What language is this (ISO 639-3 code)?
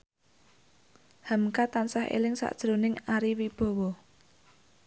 jav